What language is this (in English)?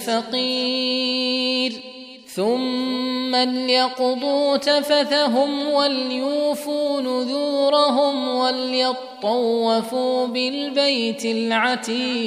Arabic